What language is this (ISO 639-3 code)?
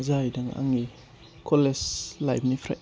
brx